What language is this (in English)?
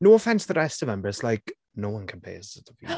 English